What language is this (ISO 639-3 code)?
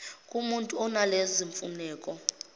zul